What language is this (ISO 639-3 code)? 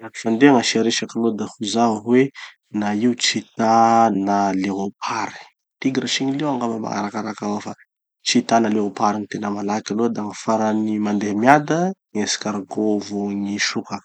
txy